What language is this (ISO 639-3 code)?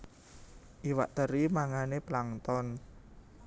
jav